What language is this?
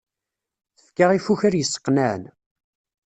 Kabyle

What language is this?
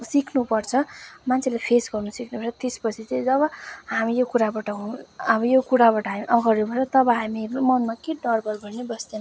Nepali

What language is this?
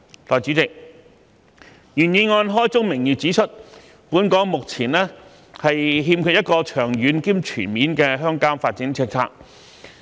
Cantonese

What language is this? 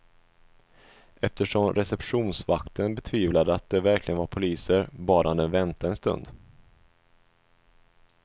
Swedish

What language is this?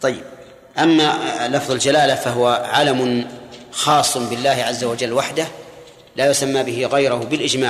Arabic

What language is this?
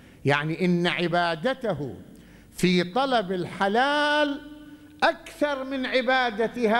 Arabic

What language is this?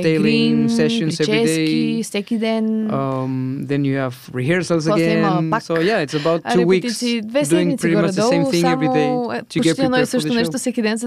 Bulgarian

